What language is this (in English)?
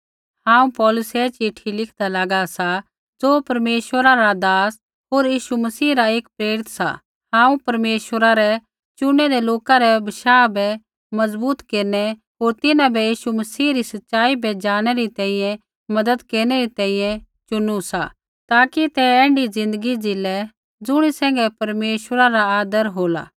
Kullu Pahari